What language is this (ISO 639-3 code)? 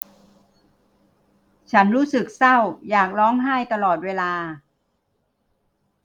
tha